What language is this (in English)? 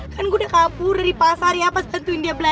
Indonesian